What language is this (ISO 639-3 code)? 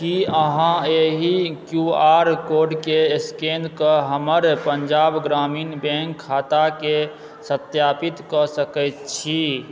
mai